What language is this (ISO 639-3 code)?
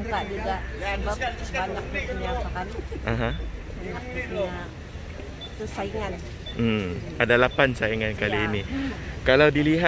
msa